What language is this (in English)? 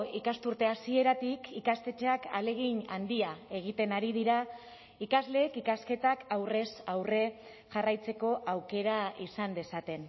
Basque